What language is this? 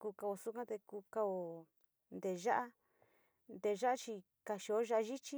Sinicahua Mixtec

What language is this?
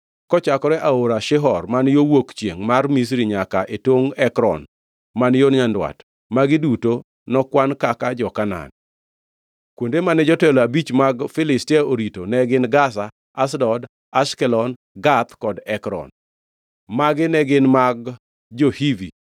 Luo (Kenya and Tanzania)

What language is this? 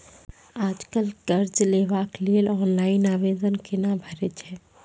Maithili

